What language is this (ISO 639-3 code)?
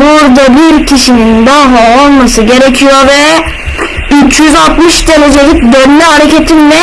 tur